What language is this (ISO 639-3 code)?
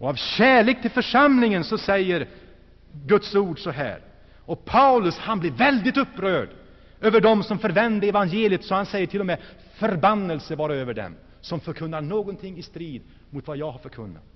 swe